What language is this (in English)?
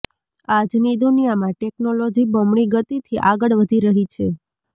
Gujarati